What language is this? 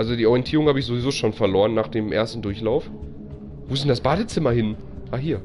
German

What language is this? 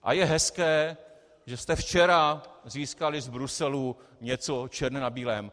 Czech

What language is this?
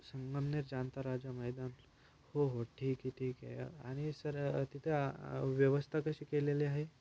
Marathi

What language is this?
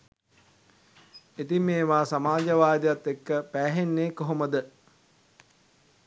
Sinhala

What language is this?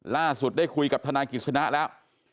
Thai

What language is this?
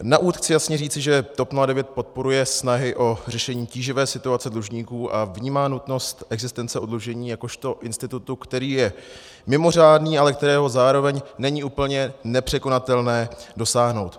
Czech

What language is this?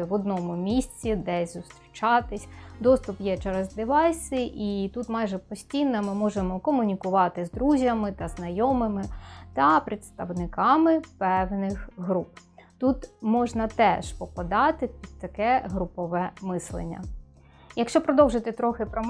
Ukrainian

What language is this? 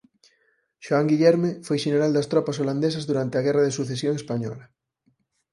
Galician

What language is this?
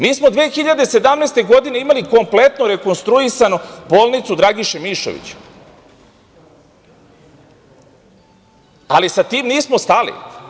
Serbian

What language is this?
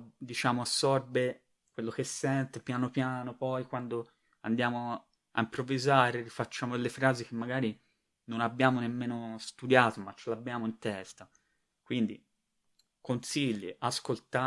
Italian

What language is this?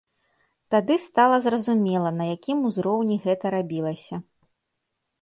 Belarusian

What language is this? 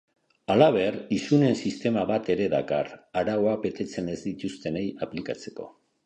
Basque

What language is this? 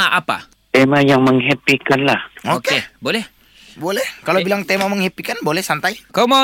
Malay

